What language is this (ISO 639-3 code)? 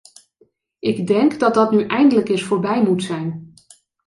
nld